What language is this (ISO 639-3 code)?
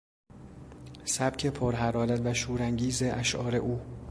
fas